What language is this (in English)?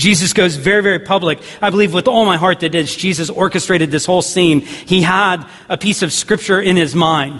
English